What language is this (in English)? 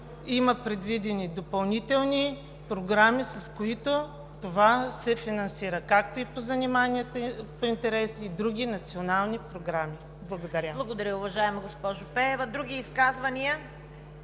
Bulgarian